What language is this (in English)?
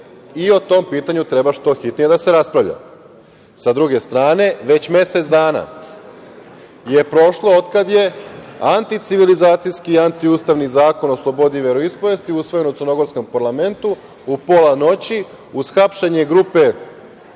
Serbian